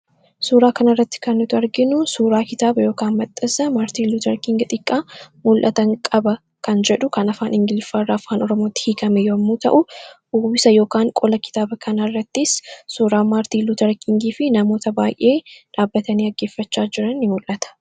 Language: Oromo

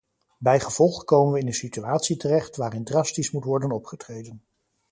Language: Dutch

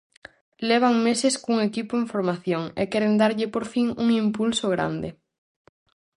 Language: Galician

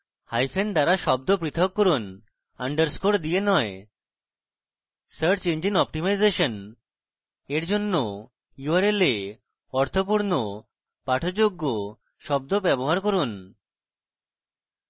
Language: Bangla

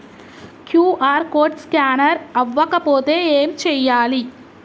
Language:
Telugu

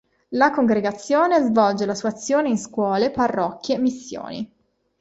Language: Italian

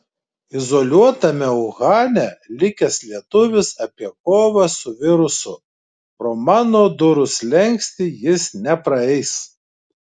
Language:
Lithuanian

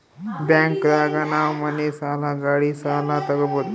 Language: Kannada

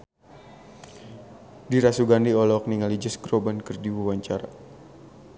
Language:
Sundanese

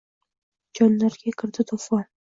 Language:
Uzbek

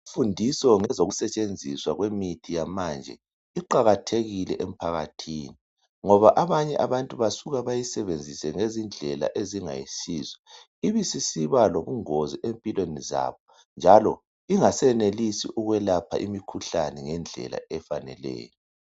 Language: North Ndebele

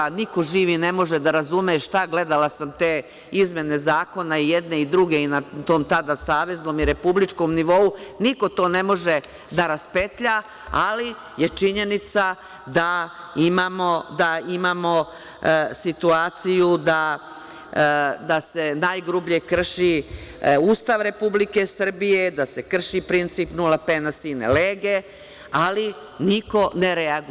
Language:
Serbian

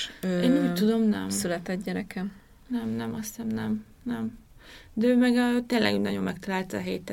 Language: Hungarian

